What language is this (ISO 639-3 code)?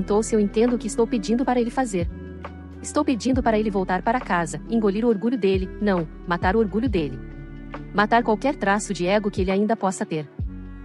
por